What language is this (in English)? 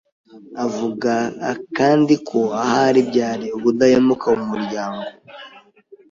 Kinyarwanda